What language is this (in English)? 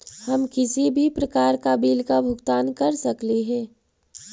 Magahi